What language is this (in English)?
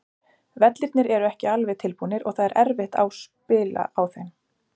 Icelandic